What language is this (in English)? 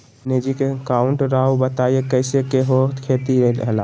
Magahi